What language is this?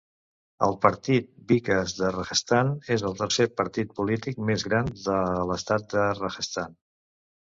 Catalan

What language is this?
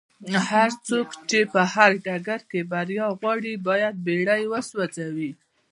Pashto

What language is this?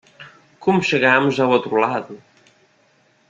Portuguese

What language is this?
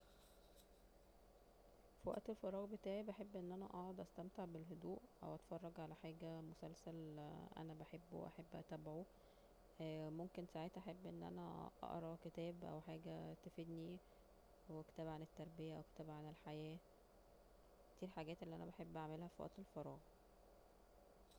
Egyptian Arabic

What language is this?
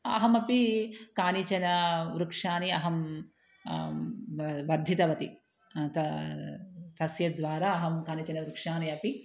Sanskrit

